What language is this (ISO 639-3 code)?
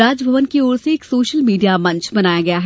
hin